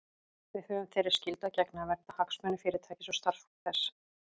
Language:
Icelandic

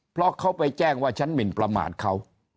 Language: Thai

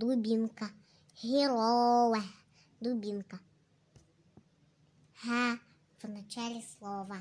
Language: Russian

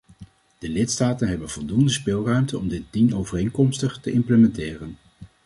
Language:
Dutch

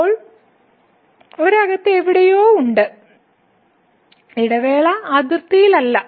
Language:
Malayalam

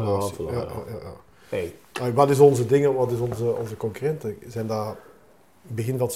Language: Dutch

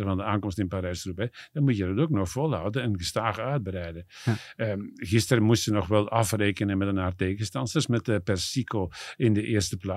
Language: Dutch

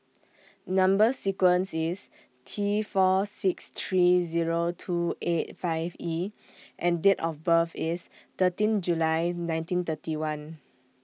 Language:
English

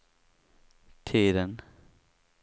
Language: Swedish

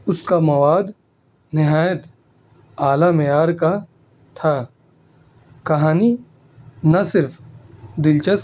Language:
Urdu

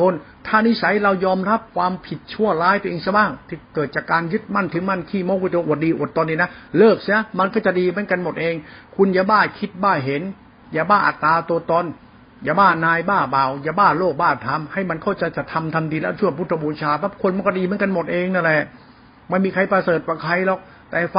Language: Thai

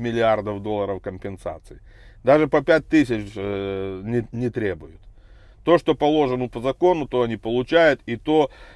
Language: Russian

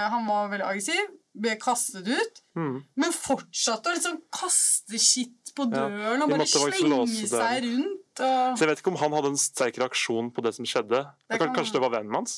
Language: Danish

